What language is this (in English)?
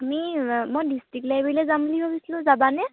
Assamese